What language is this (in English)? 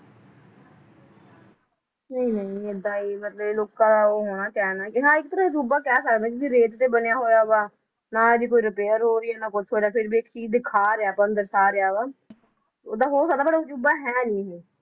Punjabi